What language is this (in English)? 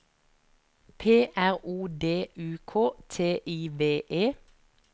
Norwegian